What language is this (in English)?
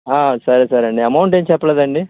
Telugu